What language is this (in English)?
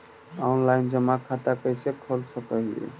Magahi